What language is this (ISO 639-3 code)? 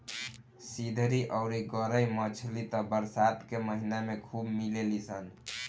bho